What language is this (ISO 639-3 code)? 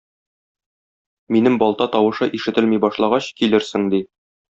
tat